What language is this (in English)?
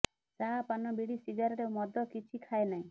Odia